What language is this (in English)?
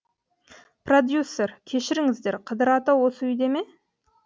Kazakh